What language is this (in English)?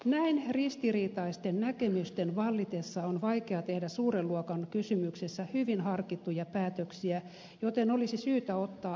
Finnish